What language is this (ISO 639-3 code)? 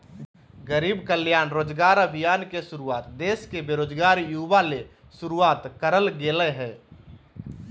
mag